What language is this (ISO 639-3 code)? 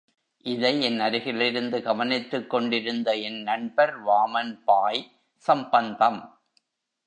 tam